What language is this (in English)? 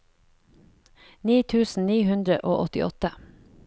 Norwegian